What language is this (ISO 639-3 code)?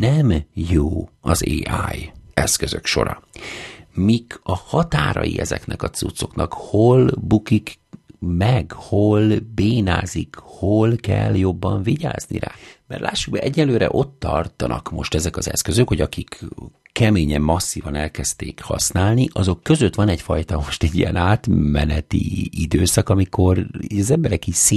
hun